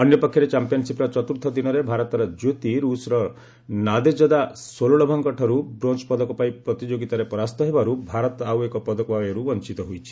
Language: Odia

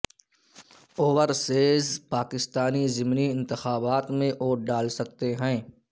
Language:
Urdu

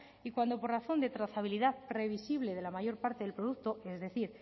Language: Spanish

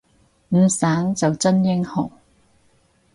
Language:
Cantonese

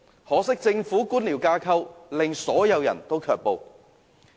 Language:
Cantonese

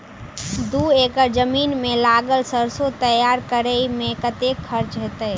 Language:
Maithili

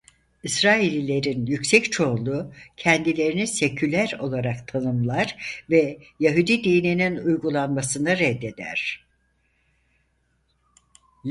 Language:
Turkish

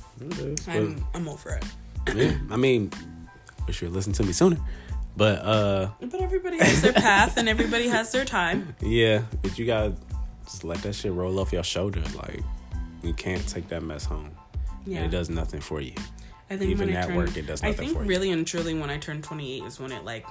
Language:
English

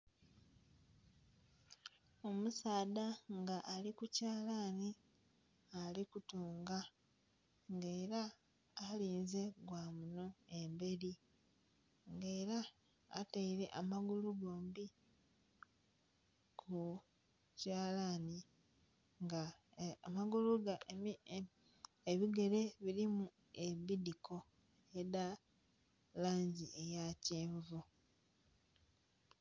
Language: Soga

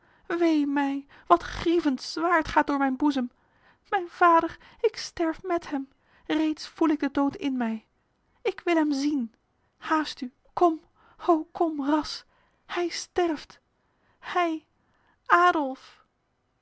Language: Dutch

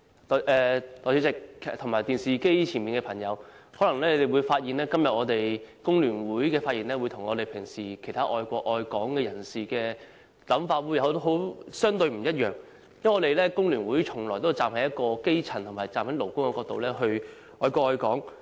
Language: Cantonese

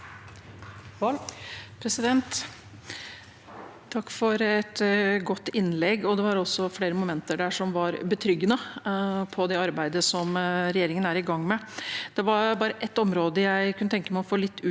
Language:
Norwegian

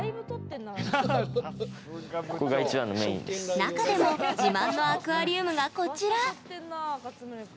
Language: Japanese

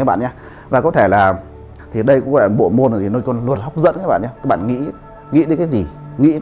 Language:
Vietnamese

